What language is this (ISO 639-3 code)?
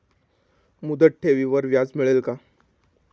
mar